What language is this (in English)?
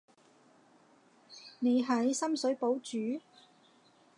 Cantonese